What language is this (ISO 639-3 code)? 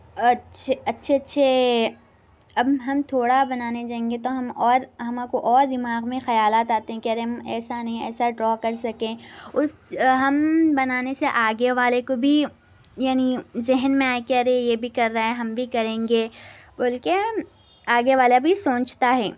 urd